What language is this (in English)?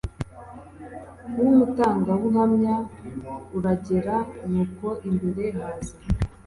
Kinyarwanda